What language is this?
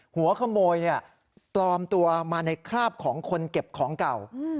Thai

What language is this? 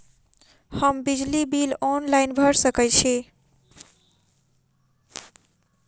Maithili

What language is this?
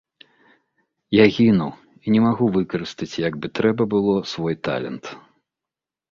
Belarusian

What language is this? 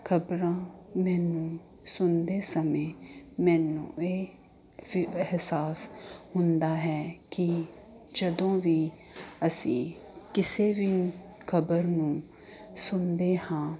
Punjabi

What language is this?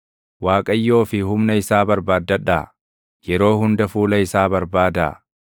Oromo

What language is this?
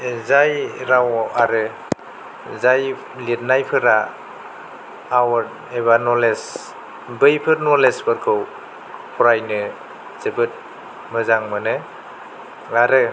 Bodo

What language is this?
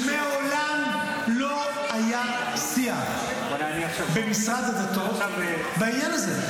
Hebrew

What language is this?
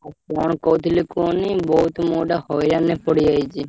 Odia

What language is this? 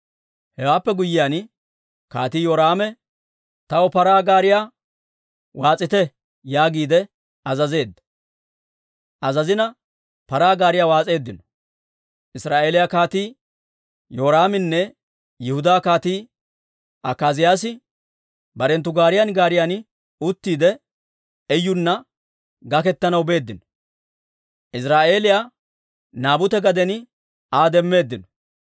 Dawro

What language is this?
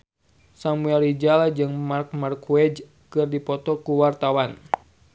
Sundanese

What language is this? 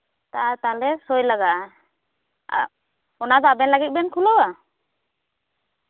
Santali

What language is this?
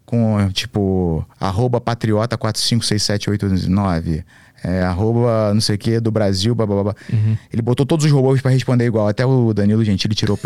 Portuguese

